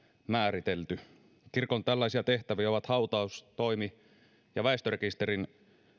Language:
Finnish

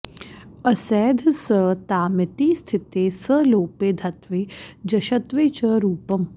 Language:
Sanskrit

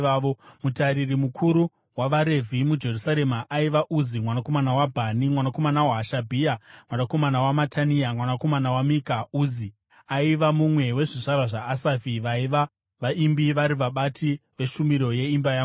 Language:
Shona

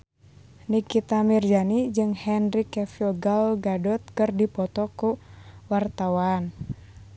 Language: Sundanese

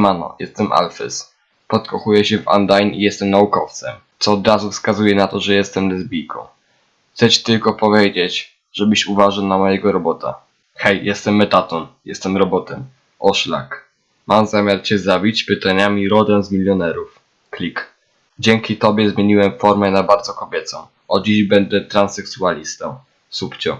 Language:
Polish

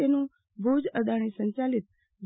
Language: Gujarati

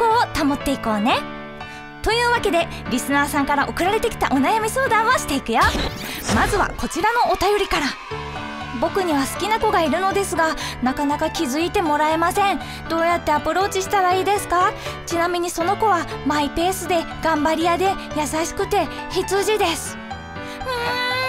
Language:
Japanese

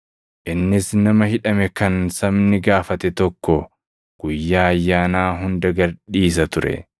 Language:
Oromo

